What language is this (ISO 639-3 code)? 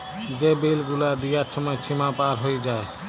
ben